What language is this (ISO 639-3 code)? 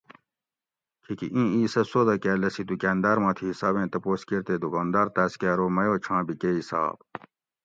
gwc